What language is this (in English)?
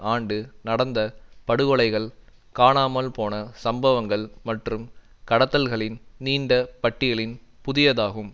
Tamil